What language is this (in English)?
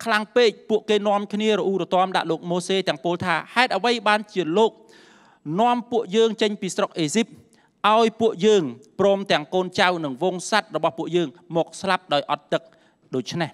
Thai